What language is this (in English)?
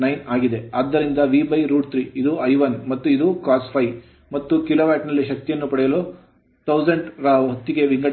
Kannada